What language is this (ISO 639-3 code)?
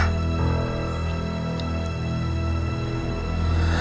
ind